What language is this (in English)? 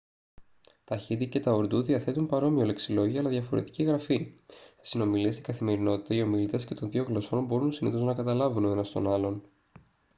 Greek